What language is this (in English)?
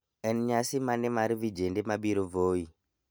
Luo (Kenya and Tanzania)